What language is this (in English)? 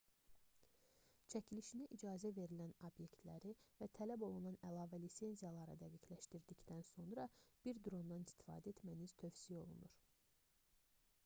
Azerbaijani